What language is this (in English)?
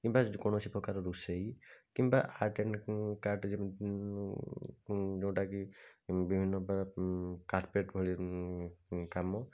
Odia